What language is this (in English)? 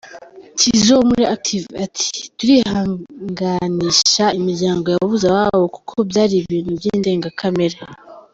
Kinyarwanda